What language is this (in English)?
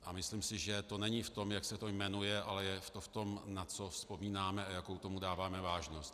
Czech